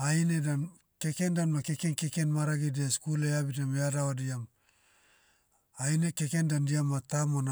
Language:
Motu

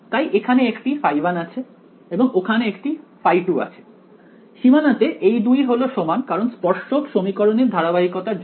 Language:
Bangla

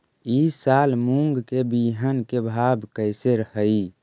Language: Magahi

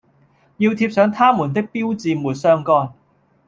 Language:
Cantonese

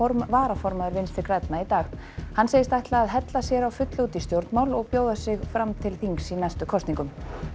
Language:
Icelandic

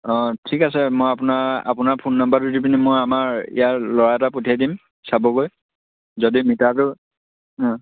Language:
Assamese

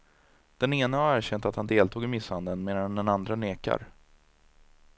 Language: Swedish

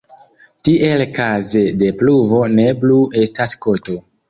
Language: Esperanto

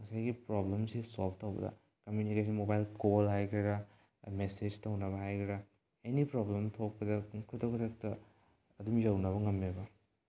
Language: Manipuri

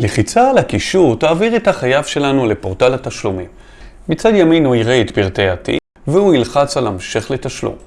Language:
Hebrew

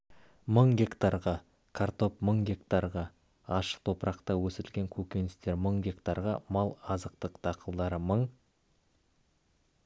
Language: Kazakh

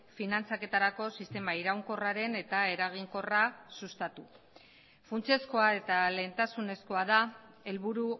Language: Basque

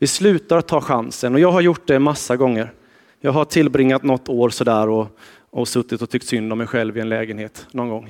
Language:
Swedish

